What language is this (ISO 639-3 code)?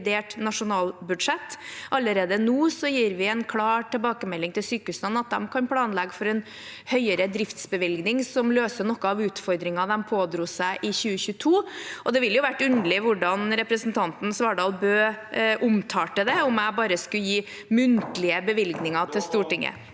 nor